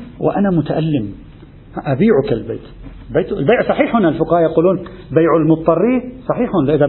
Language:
Arabic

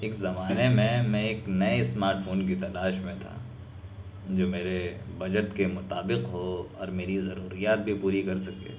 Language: Urdu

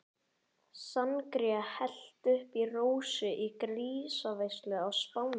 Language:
Icelandic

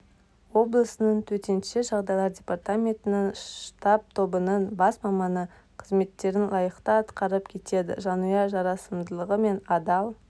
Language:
Kazakh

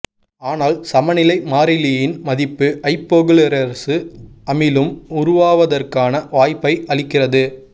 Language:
Tamil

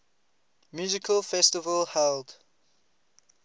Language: English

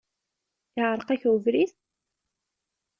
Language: Kabyle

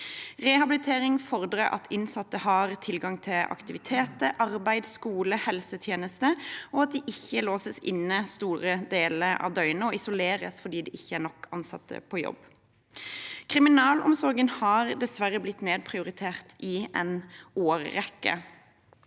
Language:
Norwegian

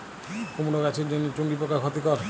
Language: Bangla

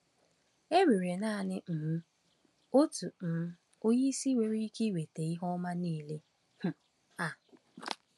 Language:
Igbo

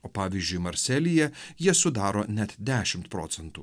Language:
Lithuanian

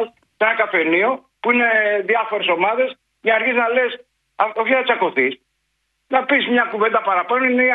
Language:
Greek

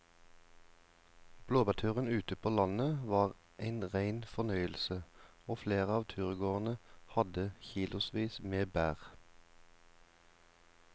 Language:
Norwegian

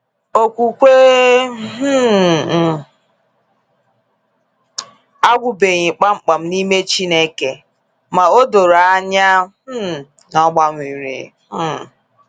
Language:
Igbo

